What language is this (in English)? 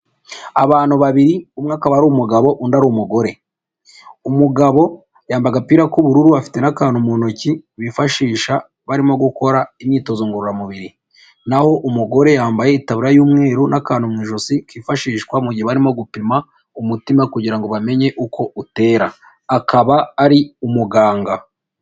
Kinyarwanda